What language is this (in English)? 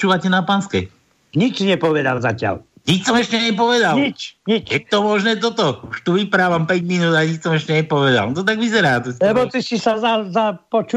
Slovak